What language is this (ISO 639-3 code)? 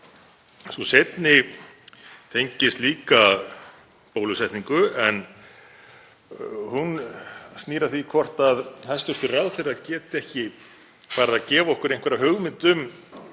isl